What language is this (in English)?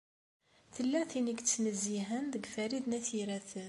Kabyle